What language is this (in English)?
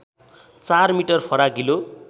Nepali